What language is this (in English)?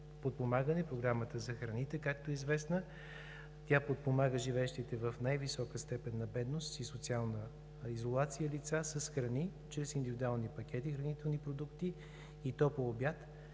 Bulgarian